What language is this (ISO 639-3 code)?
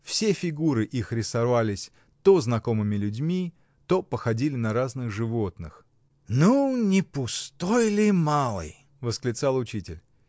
rus